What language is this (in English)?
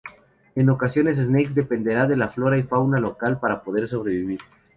Spanish